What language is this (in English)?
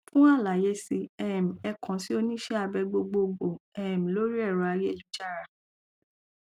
Yoruba